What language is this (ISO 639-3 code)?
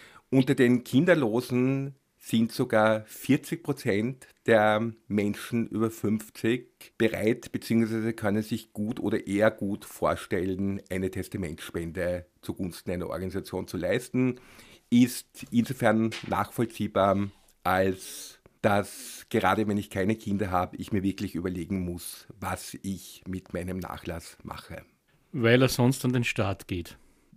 deu